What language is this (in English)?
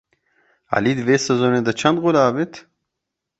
Kurdish